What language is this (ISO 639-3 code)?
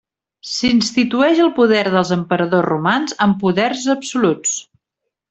cat